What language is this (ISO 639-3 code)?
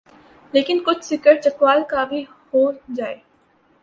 urd